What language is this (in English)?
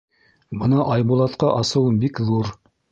Bashkir